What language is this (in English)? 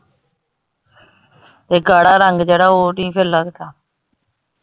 Punjabi